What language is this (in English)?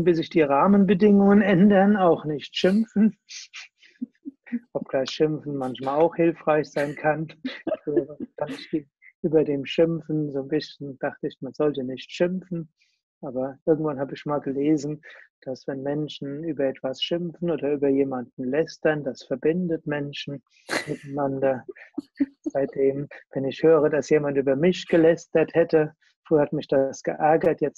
German